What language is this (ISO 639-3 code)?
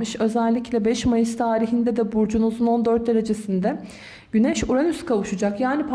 tur